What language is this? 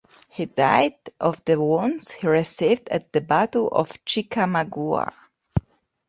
English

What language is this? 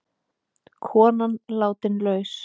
Icelandic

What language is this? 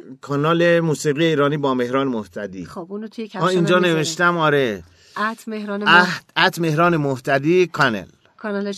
Persian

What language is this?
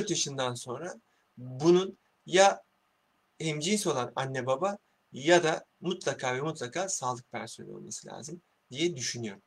Turkish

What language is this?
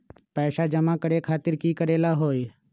Magahi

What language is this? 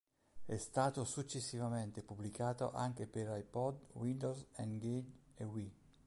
Italian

